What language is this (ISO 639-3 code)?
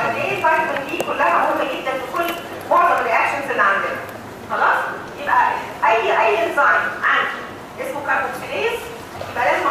ara